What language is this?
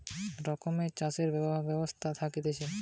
Bangla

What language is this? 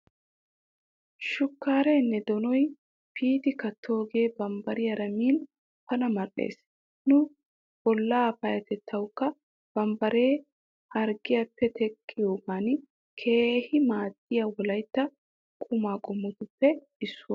Wolaytta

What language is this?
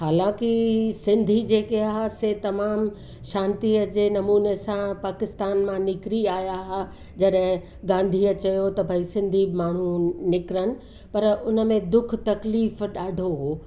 Sindhi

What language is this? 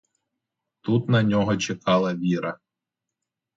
Ukrainian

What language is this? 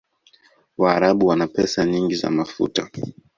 Swahili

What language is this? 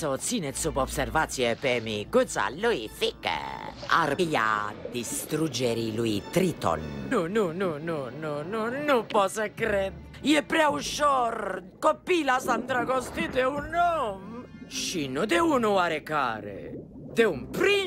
Romanian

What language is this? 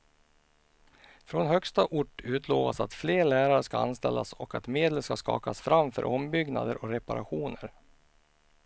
Swedish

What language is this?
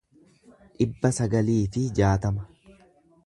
Oromo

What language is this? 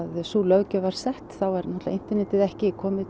Icelandic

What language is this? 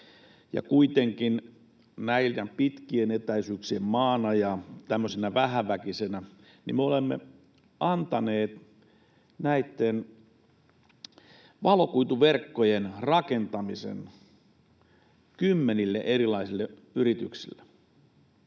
Finnish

